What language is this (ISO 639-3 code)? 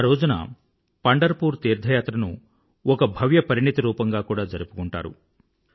tel